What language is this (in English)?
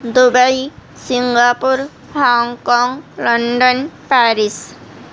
Urdu